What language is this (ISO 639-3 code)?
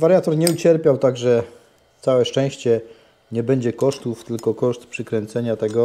pol